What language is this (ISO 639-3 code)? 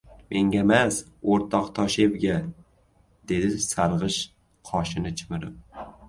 uzb